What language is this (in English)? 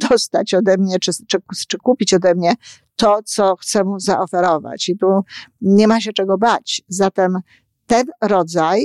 Polish